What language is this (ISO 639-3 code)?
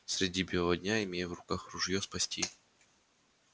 rus